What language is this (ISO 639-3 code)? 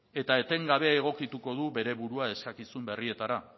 eus